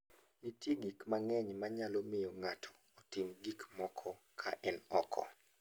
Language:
Luo (Kenya and Tanzania)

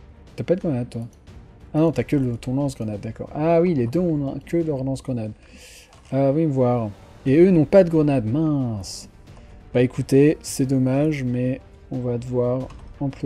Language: French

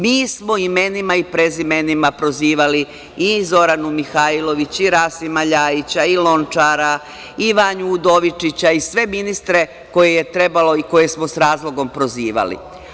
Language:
Serbian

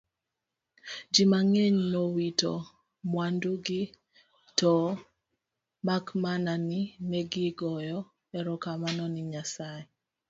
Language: Luo (Kenya and Tanzania)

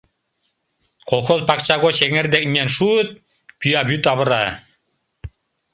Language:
Mari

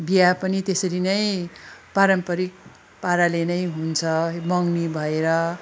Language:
Nepali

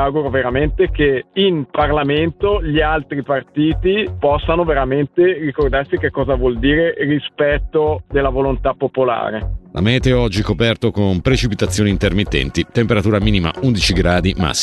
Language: Italian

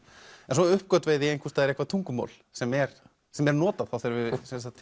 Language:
Icelandic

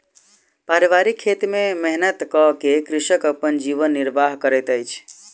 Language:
Maithili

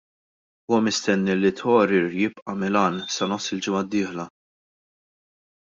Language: Maltese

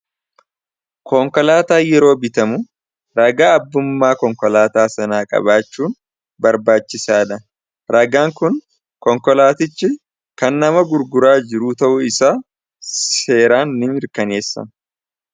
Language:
Oromo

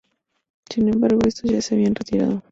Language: Spanish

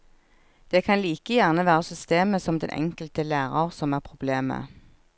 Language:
Norwegian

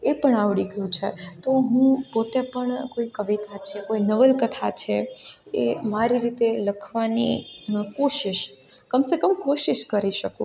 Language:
Gujarati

